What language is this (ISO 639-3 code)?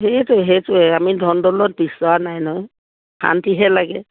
asm